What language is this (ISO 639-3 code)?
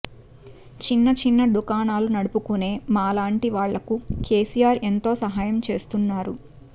tel